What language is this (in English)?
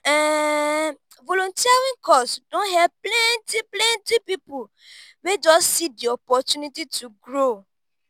Nigerian Pidgin